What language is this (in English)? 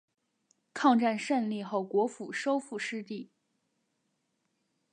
Chinese